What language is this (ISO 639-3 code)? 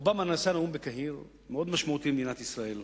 heb